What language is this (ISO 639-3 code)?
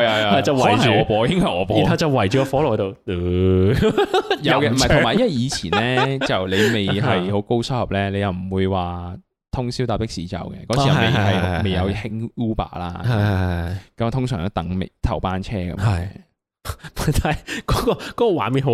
zho